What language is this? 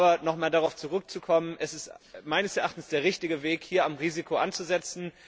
German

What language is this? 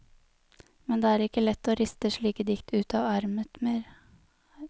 Norwegian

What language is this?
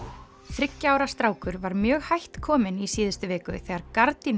Icelandic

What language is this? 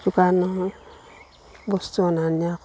Assamese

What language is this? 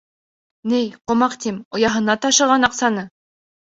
Bashkir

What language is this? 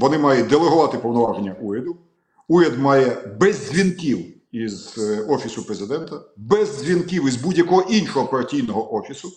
Ukrainian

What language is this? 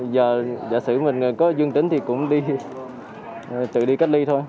Vietnamese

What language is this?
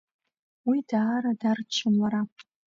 Abkhazian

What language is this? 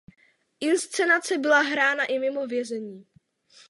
Czech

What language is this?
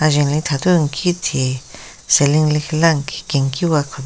Southern Rengma Naga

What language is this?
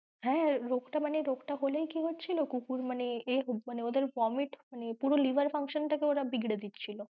Bangla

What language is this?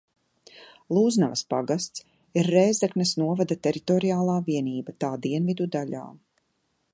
Latvian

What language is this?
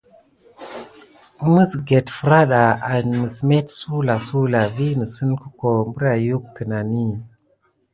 Gidar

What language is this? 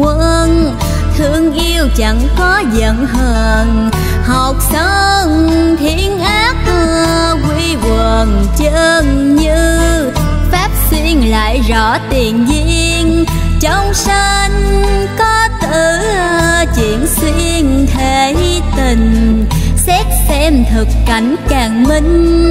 Vietnamese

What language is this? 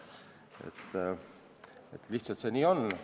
Estonian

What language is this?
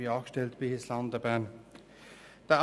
Swiss German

